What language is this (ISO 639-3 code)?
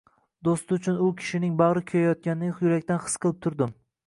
uzb